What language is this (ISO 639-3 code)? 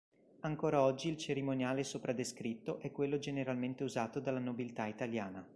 ita